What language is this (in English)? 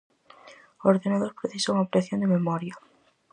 Galician